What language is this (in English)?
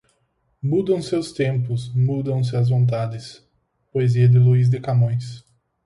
Portuguese